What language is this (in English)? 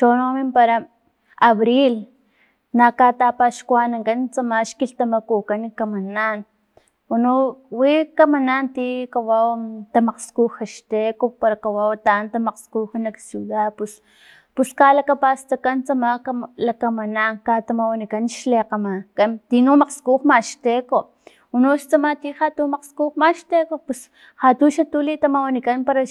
Filomena Mata-Coahuitlán Totonac